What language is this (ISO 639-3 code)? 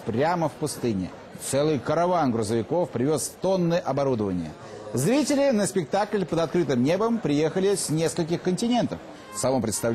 rus